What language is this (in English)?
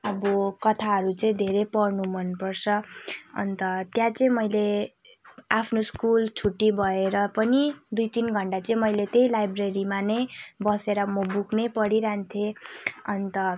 Nepali